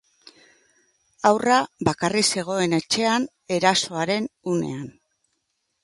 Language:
Basque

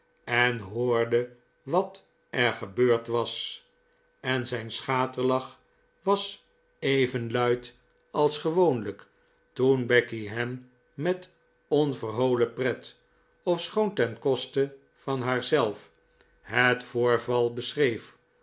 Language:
Dutch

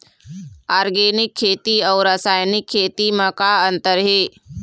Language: Chhattisgarhi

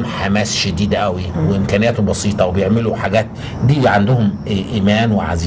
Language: Arabic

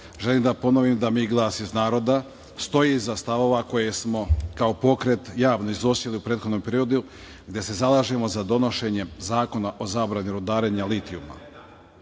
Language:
Serbian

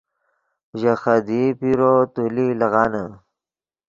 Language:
Yidgha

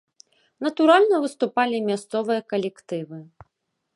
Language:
Belarusian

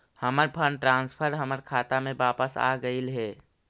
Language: Magahi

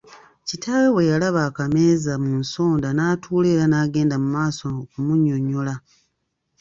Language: Ganda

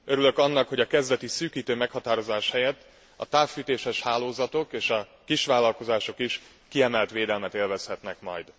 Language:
Hungarian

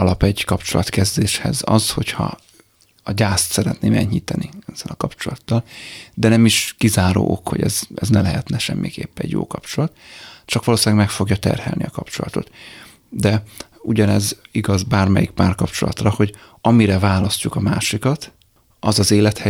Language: Hungarian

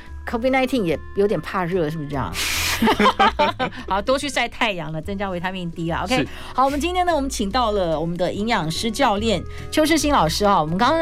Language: Chinese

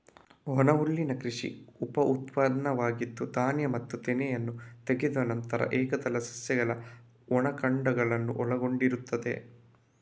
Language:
Kannada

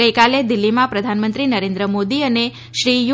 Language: Gujarati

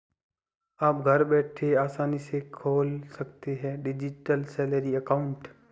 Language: Hindi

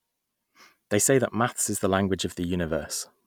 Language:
English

